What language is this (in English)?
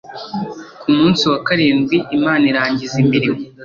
Kinyarwanda